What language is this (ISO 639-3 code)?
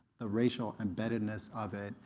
eng